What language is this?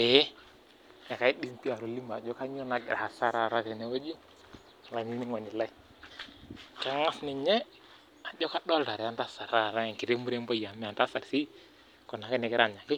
Masai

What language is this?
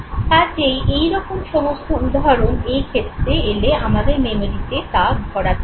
Bangla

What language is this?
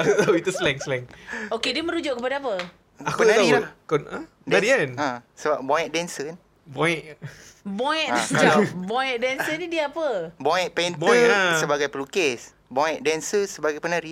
Malay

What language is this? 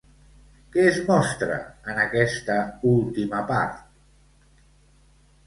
Catalan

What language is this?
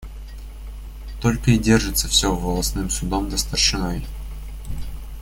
Russian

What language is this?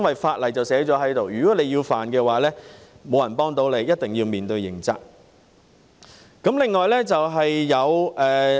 Cantonese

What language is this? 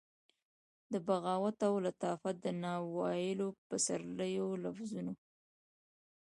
Pashto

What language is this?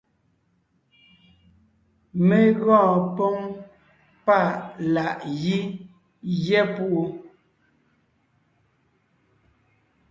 Ngiemboon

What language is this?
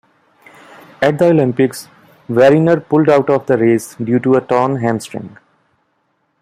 English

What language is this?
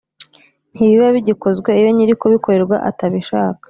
Kinyarwanda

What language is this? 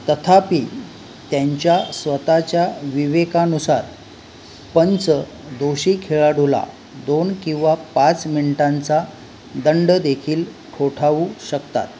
Marathi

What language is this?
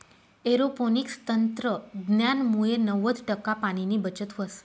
Marathi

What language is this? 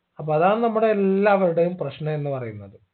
Malayalam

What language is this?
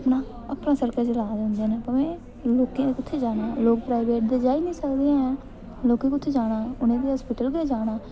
Dogri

